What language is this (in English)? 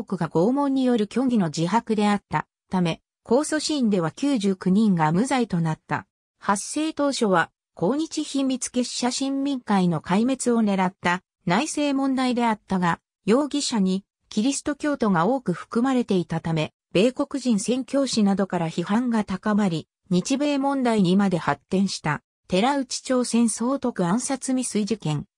Japanese